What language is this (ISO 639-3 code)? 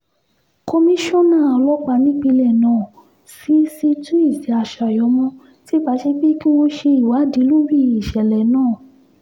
yor